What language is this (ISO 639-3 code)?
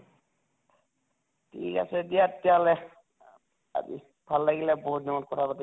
asm